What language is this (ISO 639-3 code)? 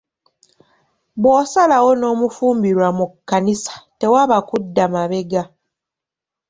lug